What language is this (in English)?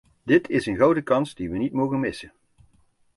Dutch